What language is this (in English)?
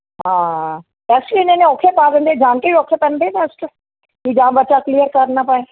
Punjabi